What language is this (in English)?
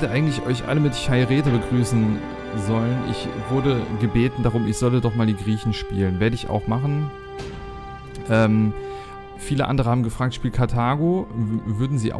German